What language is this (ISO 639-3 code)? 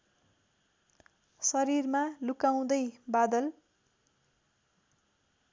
nep